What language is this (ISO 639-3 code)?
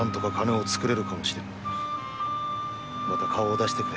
jpn